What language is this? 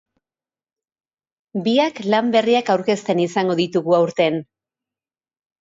Basque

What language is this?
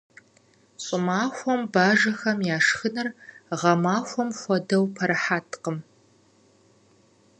Kabardian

